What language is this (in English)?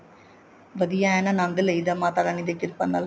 Punjabi